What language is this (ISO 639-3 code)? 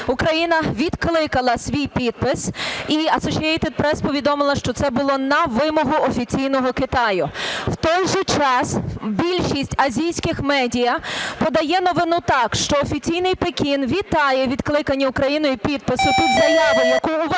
ukr